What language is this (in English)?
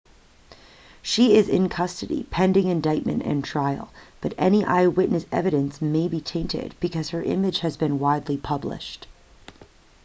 English